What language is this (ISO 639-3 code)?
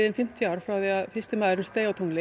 isl